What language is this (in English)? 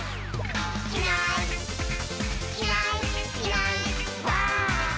Japanese